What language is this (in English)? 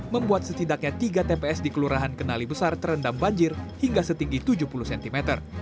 Indonesian